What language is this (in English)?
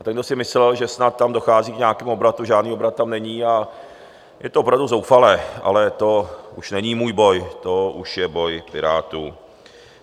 Czech